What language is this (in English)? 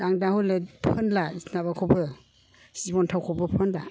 Bodo